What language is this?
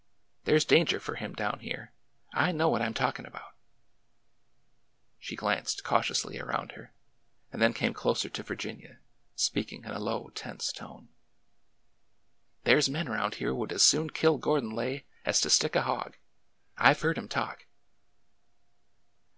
English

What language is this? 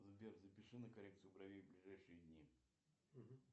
Russian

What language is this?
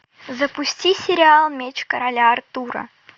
Russian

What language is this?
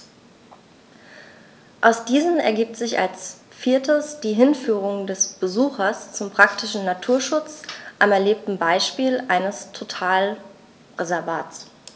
German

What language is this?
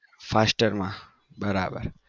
Gujarati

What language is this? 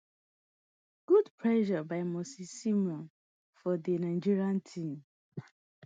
Nigerian Pidgin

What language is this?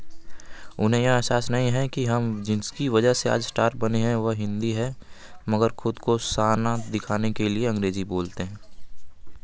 Hindi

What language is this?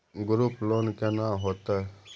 Maithili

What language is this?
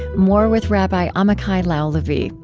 English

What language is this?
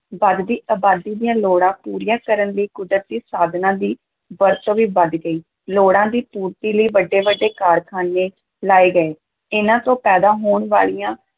Punjabi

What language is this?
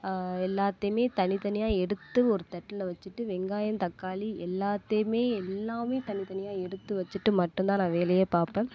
Tamil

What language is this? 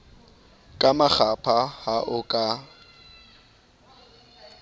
Southern Sotho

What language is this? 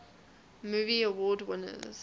English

